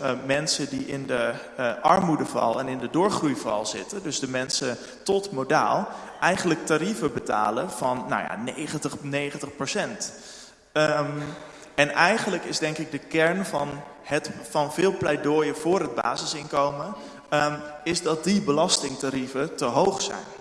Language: Dutch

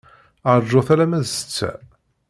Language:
Kabyle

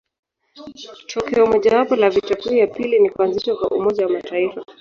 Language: Swahili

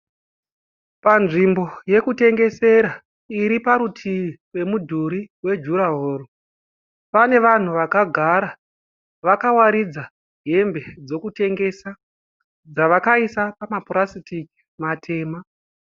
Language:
Shona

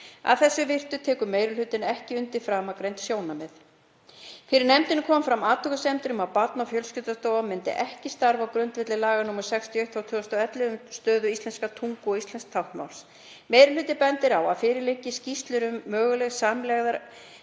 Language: Icelandic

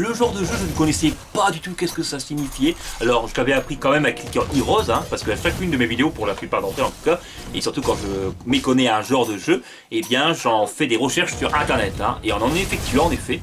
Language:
French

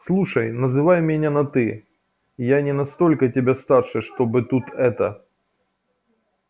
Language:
Russian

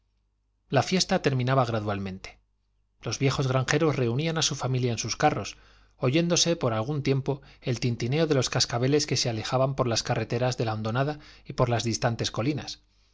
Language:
Spanish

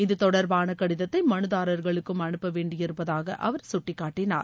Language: Tamil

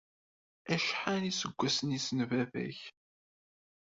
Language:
Kabyle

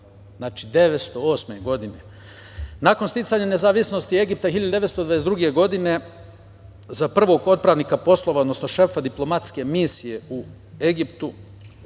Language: Serbian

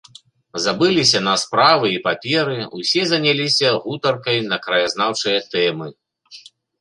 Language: Belarusian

